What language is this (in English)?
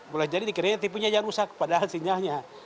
Indonesian